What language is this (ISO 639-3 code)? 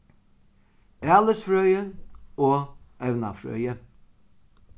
fao